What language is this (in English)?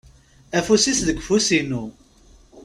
Kabyle